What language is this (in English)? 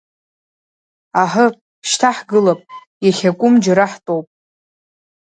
Abkhazian